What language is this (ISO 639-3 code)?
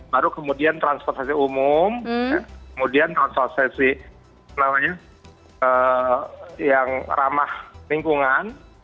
ind